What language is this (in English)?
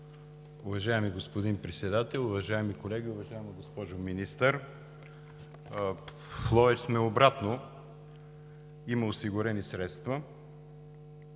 Bulgarian